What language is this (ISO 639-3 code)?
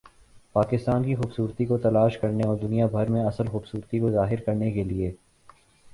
urd